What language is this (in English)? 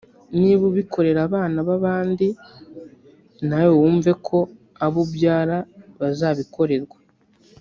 Kinyarwanda